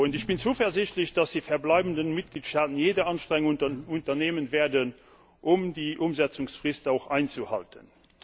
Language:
German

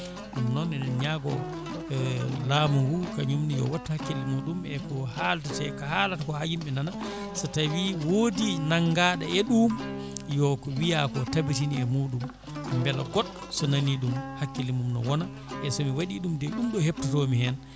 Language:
Fula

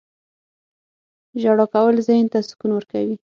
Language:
Pashto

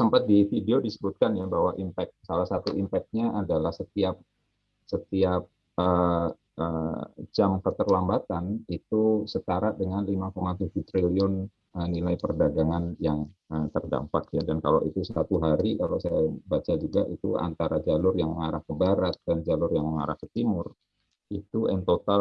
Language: Indonesian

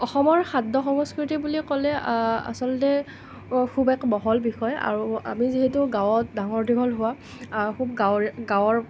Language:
Assamese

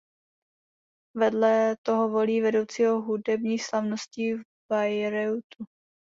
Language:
Czech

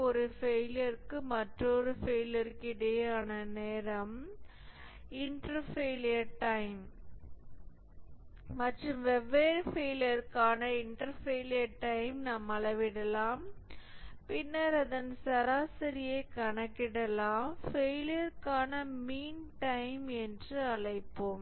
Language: Tamil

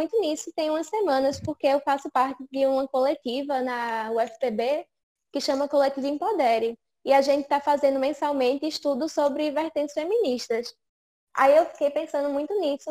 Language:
Portuguese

